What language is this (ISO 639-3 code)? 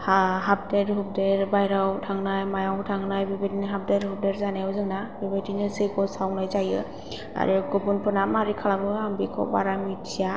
brx